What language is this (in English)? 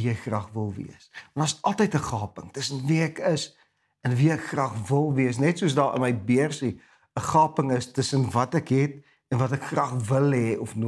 Dutch